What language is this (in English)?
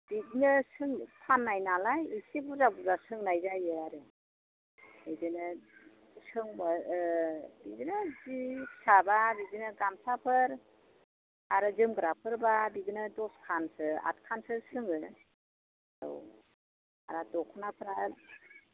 Bodo